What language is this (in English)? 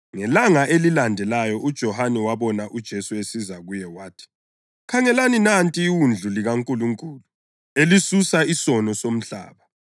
North Ndebele